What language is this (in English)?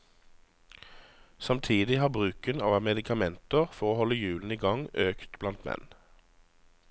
Norwegian